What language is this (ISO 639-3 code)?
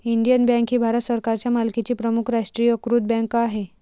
mar